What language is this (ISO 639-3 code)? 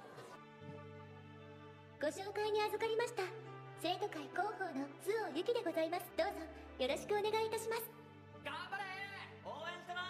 jpn